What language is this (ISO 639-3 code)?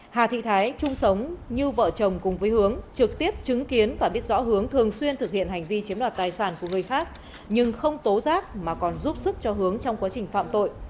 vie